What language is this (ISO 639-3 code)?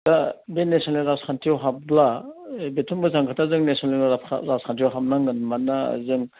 brx